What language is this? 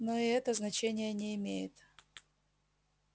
Russian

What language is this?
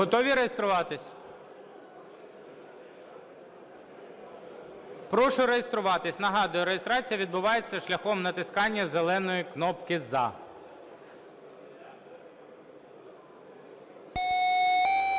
Ukrainian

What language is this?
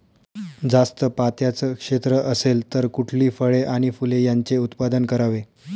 Marathi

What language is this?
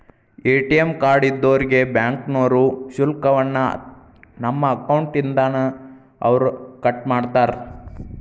Kannada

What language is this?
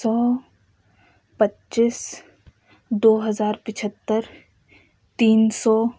Urdu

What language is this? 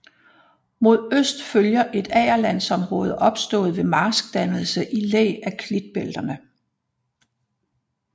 Danish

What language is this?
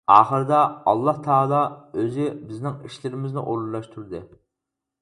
Uyghur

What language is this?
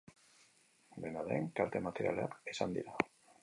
Basque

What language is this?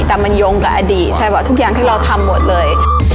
Thai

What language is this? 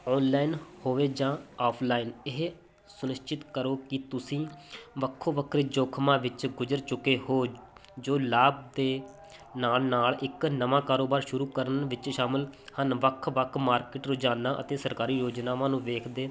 Punjabi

